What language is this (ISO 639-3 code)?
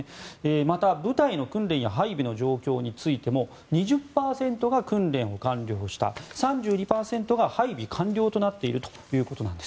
jpn